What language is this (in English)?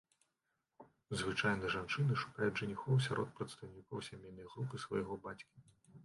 Belarusian